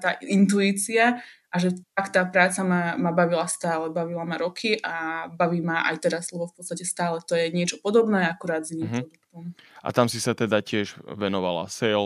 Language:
Slovak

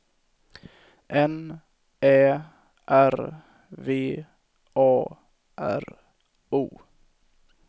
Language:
Swedish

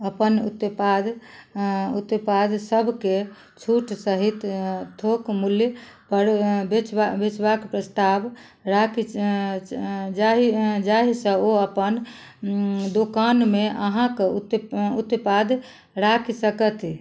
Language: Maithili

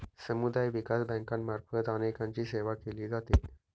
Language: Marathi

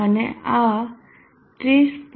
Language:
Gujarati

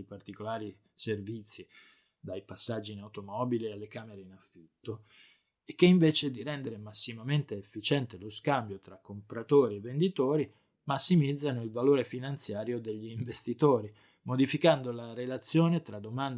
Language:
Italian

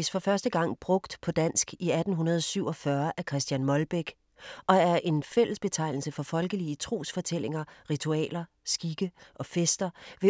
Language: Danish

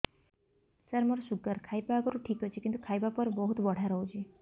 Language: Odia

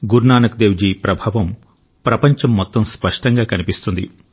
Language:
Telugu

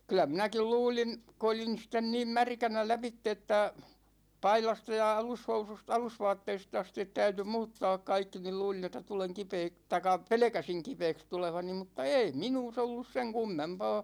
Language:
Finnish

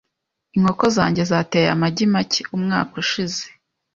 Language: Kinyarwanda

